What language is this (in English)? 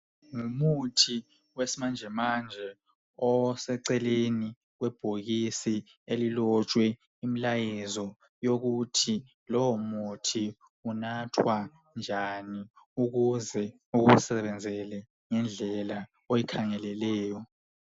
North Ndebele